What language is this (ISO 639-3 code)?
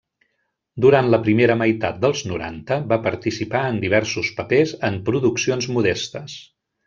cat